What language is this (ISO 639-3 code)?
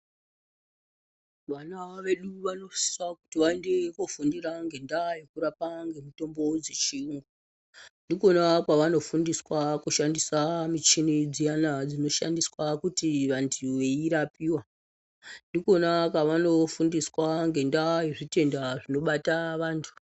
ndc